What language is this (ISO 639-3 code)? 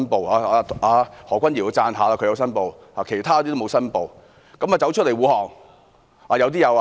yue